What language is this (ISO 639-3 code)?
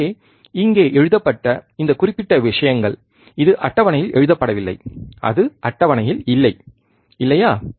tam